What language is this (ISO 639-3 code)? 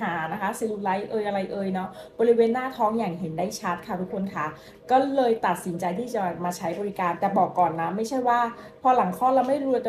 tha